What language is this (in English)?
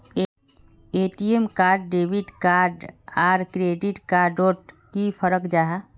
Magahi